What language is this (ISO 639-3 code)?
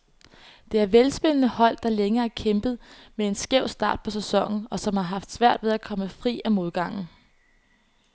dan